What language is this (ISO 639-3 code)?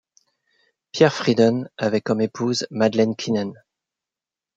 fra